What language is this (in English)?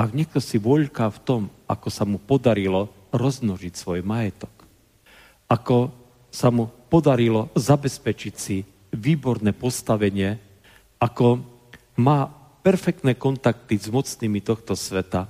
Slovak